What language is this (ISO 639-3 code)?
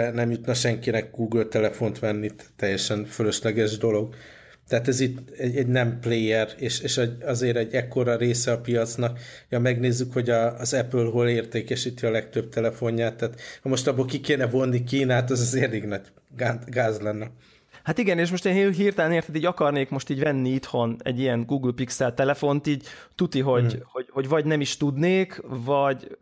hun